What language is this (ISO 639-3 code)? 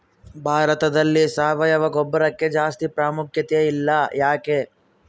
kan